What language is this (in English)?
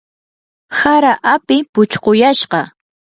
Yanahuanca Pasco Quechua